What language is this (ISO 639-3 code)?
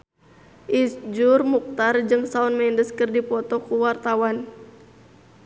sun